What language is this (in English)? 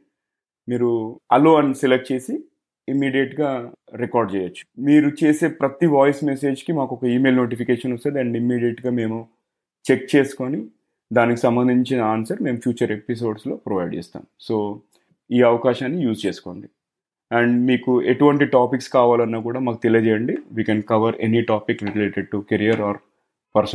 Telugu